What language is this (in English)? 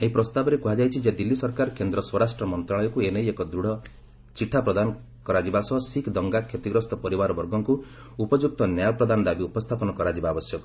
Odia